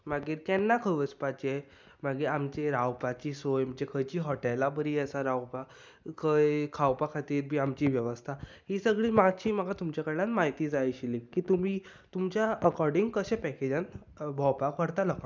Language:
Konkani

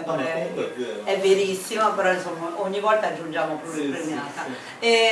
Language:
Italian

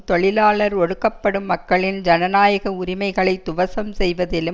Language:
Tamil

